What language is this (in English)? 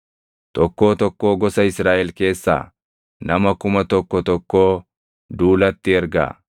Oromo